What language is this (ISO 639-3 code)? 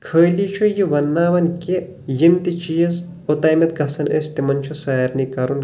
kas